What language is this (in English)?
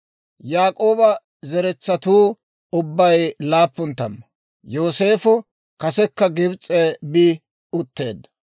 Dawro